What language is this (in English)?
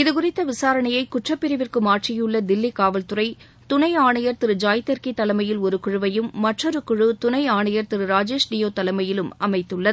Tamil